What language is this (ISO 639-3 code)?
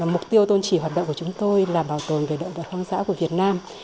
vie